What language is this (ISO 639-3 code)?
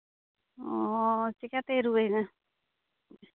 sat